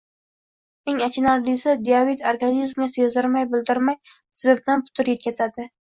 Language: Uzbek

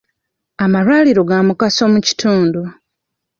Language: Ganda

